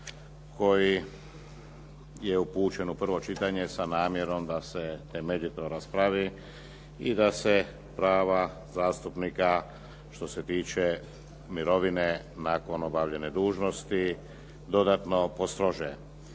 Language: Croatian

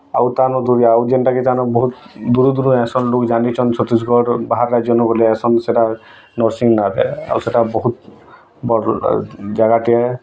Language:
Odia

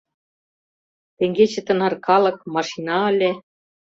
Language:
Mari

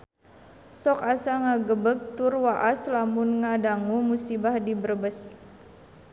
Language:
Sundanese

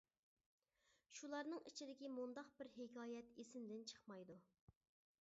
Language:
Uyghur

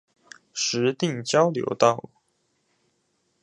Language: Chinese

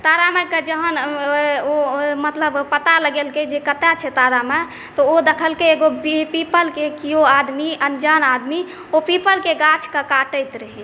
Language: Maithili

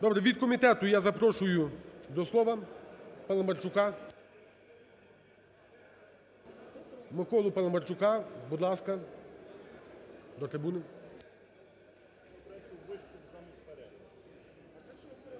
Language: Ukrainian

